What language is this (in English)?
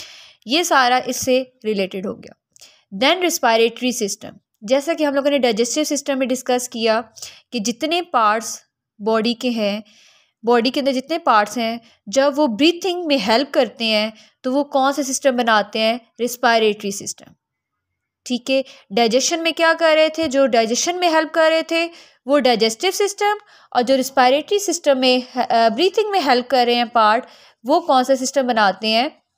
Hindi